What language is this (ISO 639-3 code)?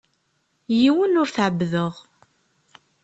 kab